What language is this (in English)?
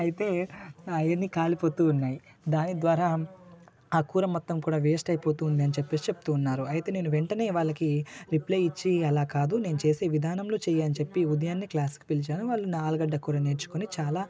Telugu